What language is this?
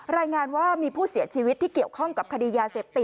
Thai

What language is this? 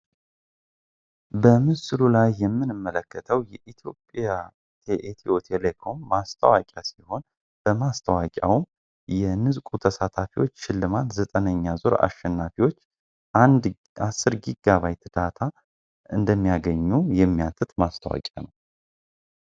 Amharic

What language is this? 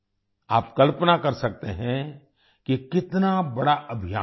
Hindi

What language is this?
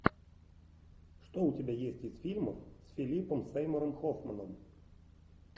Russian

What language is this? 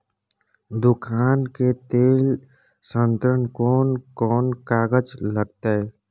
Maithili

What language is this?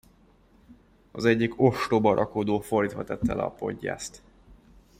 Hungarian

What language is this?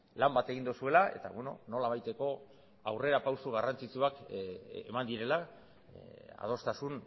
Basque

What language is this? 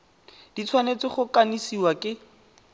Tswana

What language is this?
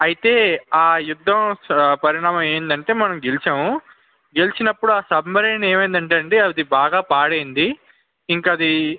Telugu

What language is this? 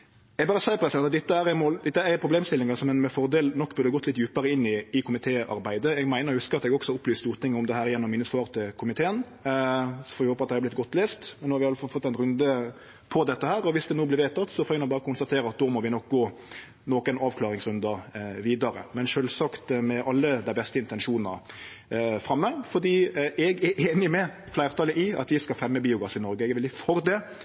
Norwegian Nynorsk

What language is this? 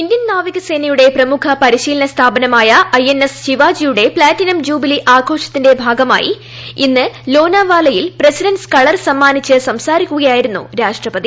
Malayalam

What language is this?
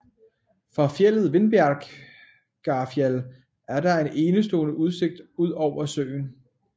Danish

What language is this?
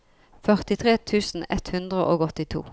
Norwegian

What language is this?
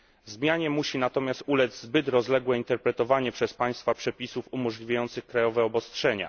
Polish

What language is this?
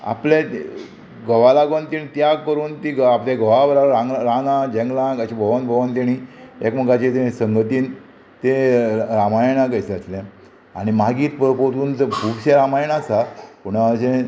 Konkani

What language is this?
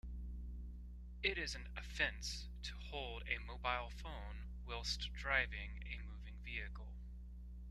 English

